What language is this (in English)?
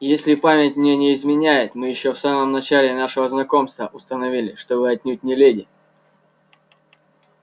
Russian